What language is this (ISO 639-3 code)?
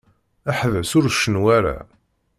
kab